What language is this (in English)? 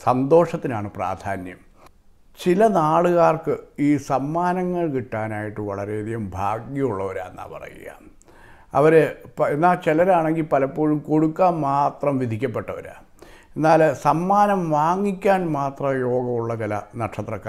Korean